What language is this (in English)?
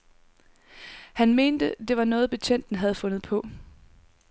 Danish